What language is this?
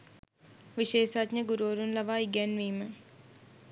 Sinhala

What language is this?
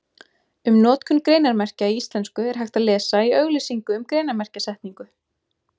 Icelandic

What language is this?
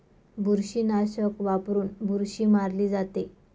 Marathi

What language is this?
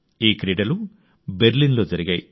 Telugu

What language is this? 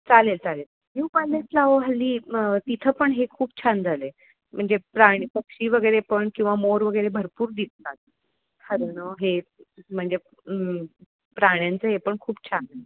Marathi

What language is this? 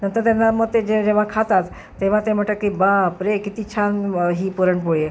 Marathi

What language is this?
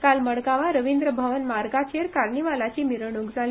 Konkani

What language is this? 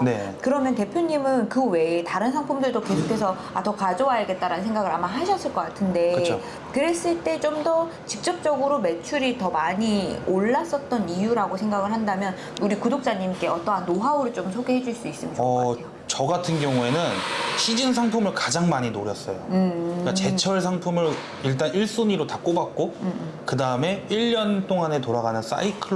Korean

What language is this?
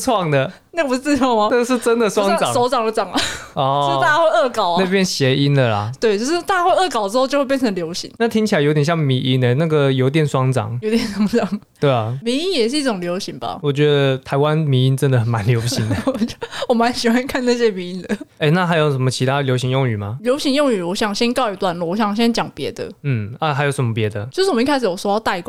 Chinese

